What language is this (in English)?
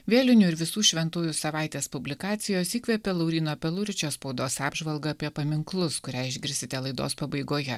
Lithuanian